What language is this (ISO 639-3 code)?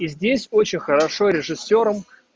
rus